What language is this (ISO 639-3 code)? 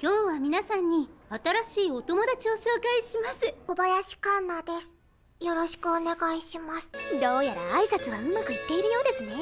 jpn